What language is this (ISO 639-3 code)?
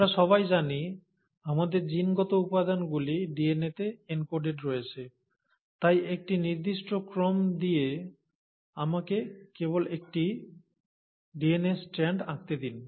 ben